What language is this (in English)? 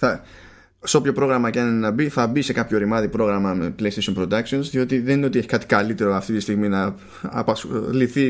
Greek